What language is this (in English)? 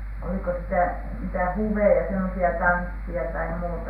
Finnish